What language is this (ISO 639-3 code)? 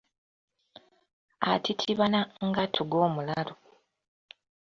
lug